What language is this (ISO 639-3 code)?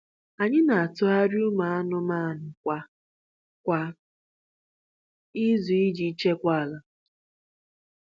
ibo